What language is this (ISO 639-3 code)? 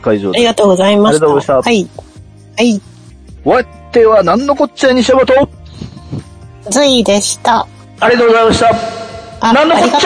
jpn